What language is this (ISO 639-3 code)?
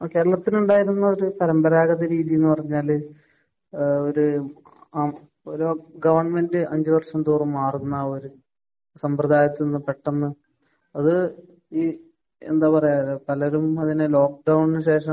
mal